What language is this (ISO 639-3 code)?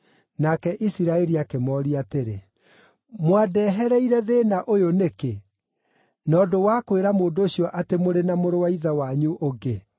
kik